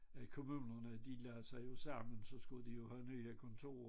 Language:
Danish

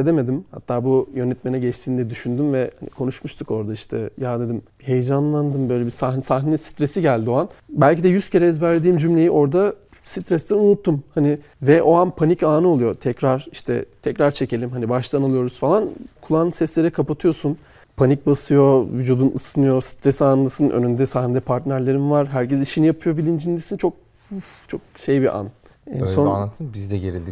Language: Turkish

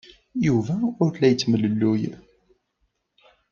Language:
Kabyle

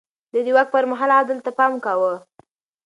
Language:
Pashto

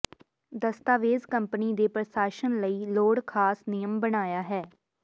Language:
Punjabi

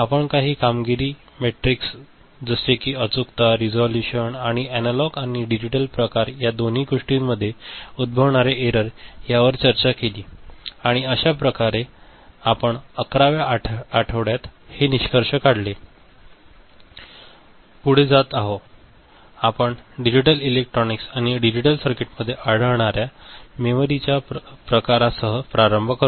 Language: Marathi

